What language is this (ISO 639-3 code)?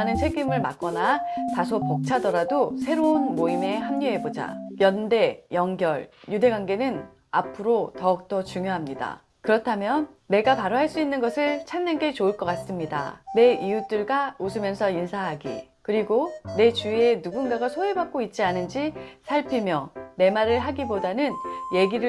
kor